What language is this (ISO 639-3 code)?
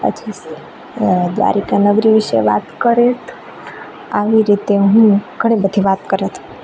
guj